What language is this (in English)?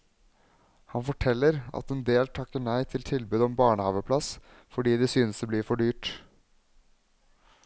Norwegian